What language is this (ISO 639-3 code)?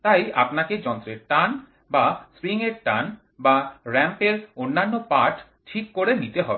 ben